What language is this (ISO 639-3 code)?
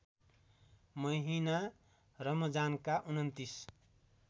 nep